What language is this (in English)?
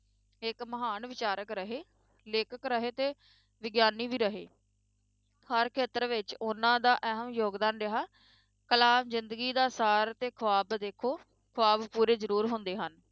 Punjabi